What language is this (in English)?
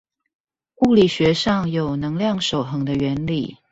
Chinese